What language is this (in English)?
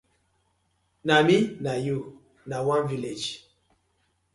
Nigerian Pidgin